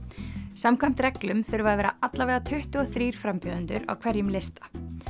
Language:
Icelandic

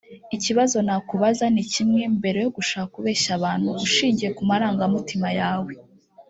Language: Kinyarwanda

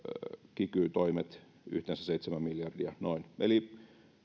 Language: Finnish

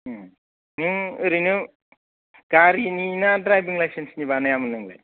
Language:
Bodo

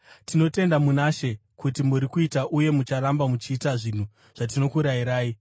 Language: Shona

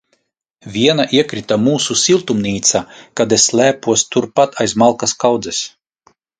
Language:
Latvian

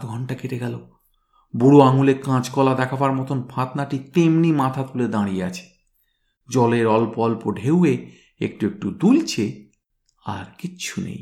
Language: Bangla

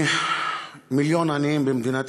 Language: Hebrew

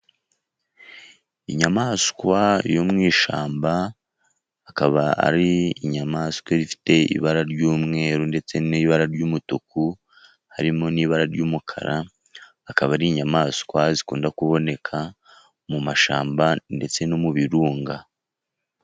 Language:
Kinyarwanda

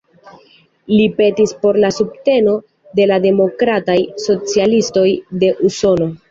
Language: Esperanto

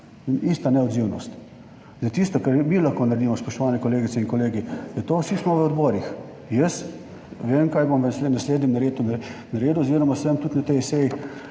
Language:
Slovenian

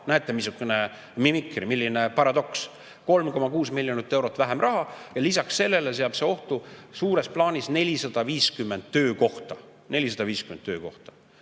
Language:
Estonian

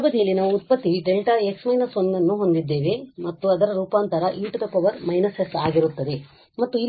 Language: Kannada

